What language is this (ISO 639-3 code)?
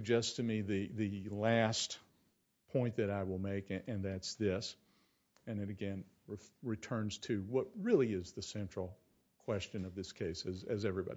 eng